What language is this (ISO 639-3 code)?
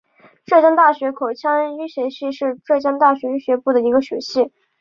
zho